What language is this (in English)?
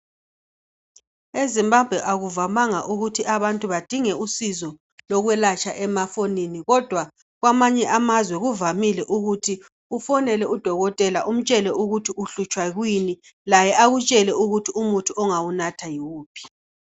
North Ndebele